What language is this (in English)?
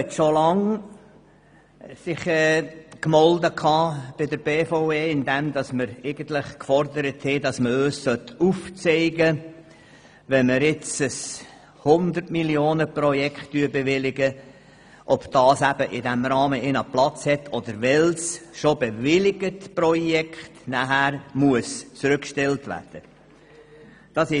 Swiss German